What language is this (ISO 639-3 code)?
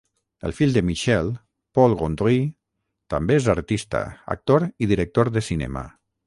cat